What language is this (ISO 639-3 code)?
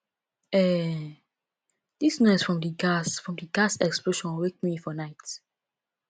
pcm